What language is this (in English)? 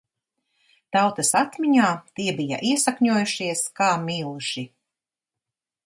Latvian